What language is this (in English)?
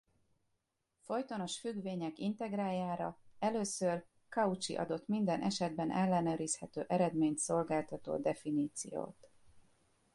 Hungarian